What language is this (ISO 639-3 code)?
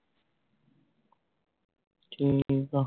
pan